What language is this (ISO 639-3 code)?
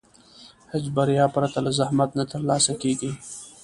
pus